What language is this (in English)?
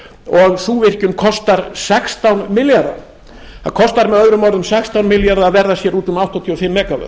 Icelandic